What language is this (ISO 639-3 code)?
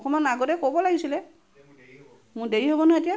asm